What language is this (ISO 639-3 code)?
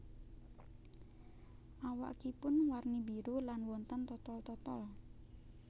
jav